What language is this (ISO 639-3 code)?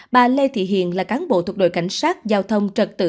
vie